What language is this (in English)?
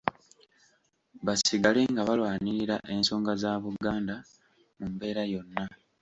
Ganda